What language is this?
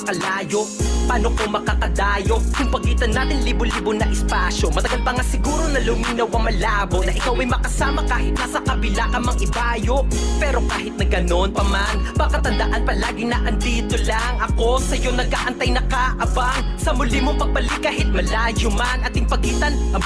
Filipino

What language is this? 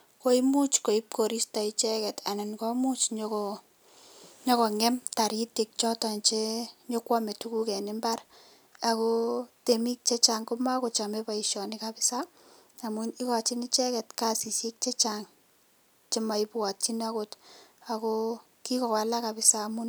Kalenjin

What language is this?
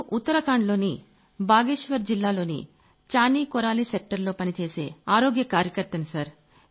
Telugu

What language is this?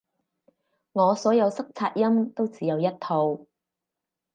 Cantonese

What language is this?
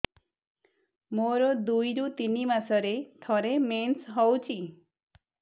Odia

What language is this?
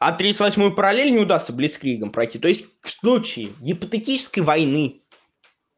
Russian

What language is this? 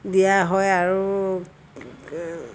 Assamese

